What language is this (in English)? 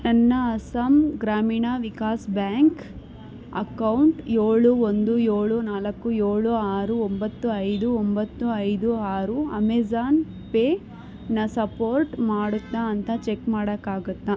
Kannada